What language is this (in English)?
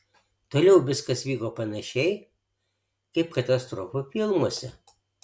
Lithuanian